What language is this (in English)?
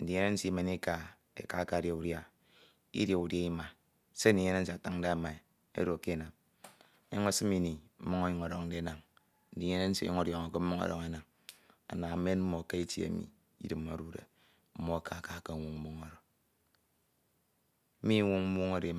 Ito